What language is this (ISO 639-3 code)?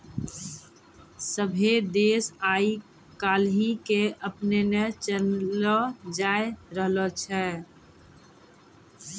mai